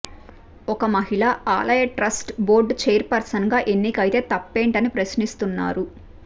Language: Telugu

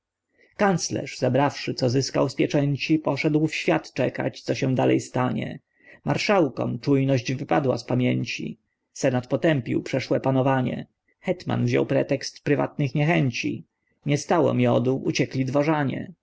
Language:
Polish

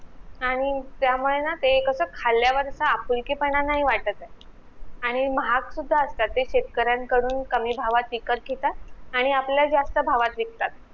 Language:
Marathi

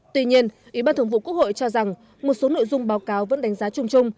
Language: Vietnamese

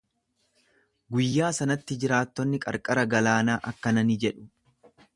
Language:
Oromo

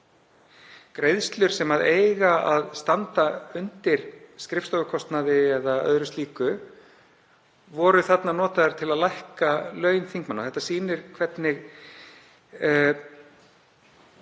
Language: Icelandic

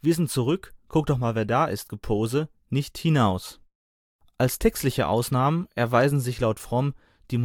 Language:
German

